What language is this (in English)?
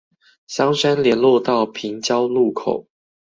Chinese